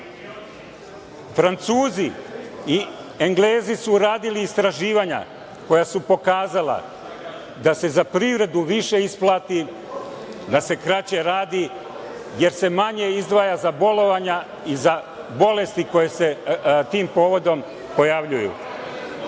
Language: Serbian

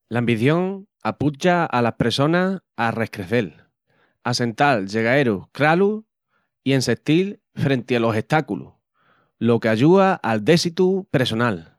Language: Extremaduran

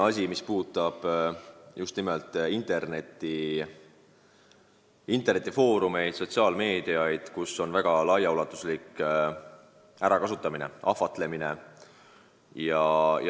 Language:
Estonian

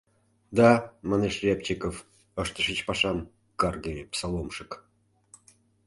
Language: Mari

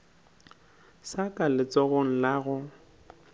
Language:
Northern Sotho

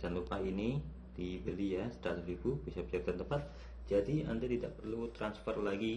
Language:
Indonesian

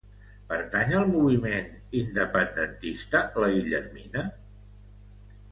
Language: Catalan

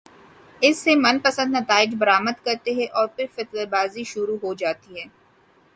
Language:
Urdu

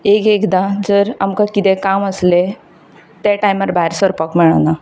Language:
Konkani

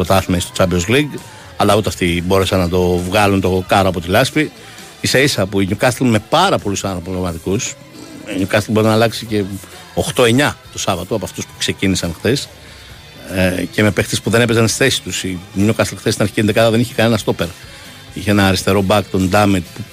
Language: Greek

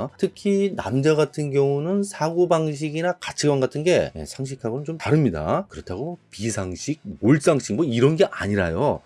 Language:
Korean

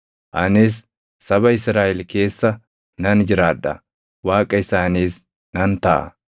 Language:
Oromo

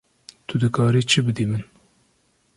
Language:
Kurdish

